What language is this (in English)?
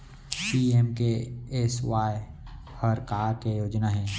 Chhattisgarhi